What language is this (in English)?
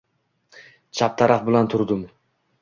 Uzbek